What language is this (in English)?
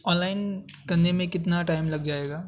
Urdu